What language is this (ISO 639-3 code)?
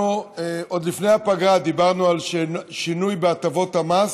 heb